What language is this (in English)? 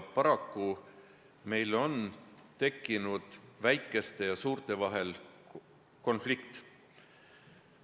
Estonian